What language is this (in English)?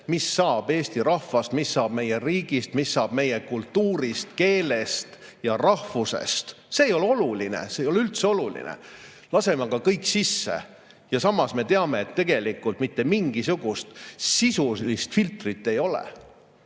Estonian